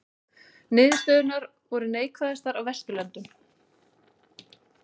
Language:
Icelandic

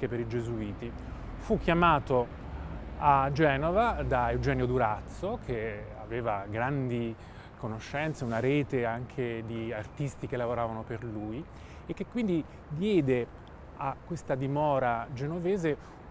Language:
Italian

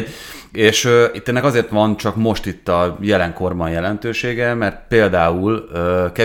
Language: Hungarian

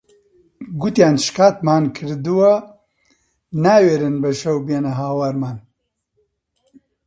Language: Central Kurdish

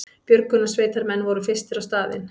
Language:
Icelandic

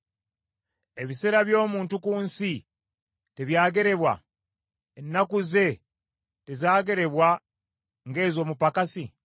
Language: Ganda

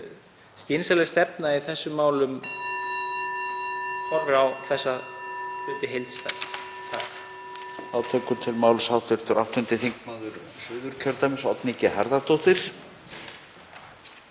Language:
Icelandic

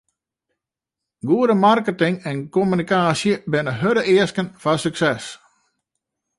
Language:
Western Frisian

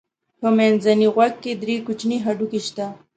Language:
Pashto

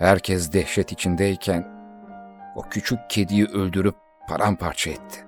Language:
Turkish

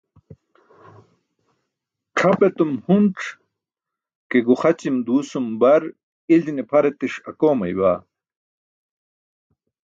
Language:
Burushaski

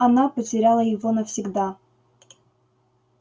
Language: Russian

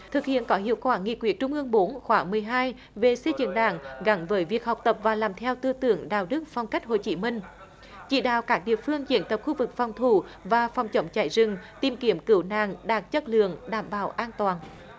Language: Vietnamese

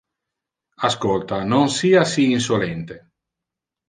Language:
Interlingua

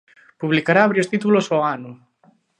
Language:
Galician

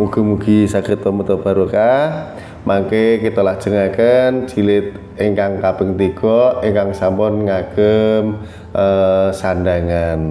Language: Indonesian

